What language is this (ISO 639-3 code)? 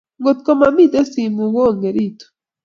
kln